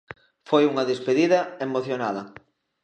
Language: Galician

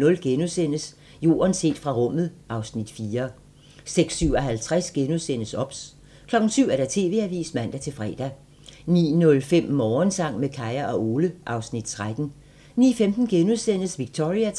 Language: Danish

